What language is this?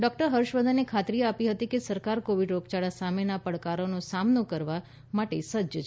Gujarati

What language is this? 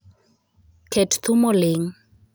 Luo (Kenya and Tanzania)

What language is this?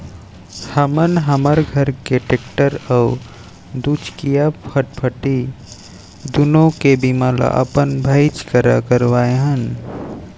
Chhattisgarhi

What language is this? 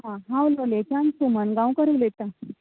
Konkani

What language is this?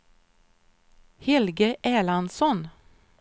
Swedish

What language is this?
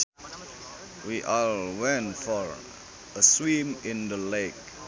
Sundanese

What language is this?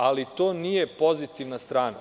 Serbian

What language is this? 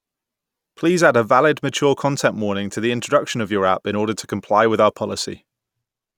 English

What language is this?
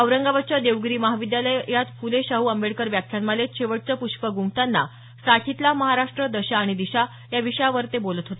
Marathi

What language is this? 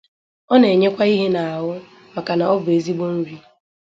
Igbo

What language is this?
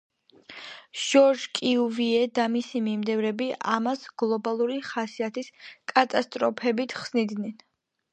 Georgian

